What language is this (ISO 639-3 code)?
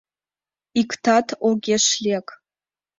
chm